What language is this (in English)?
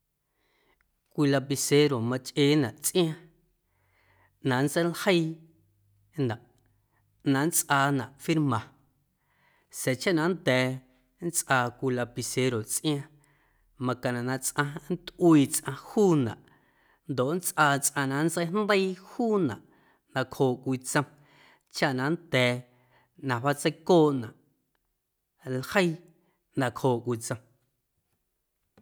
Guerrero Amuzgo